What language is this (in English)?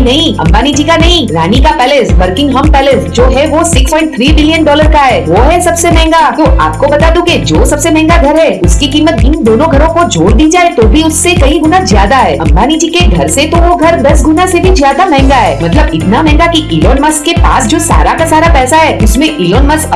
Hindi